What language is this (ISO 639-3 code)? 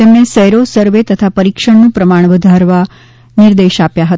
guj